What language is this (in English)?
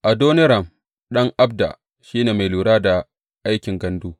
Hausa